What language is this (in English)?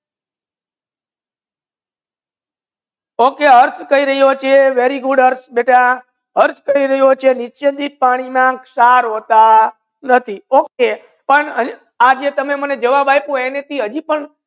Gujarati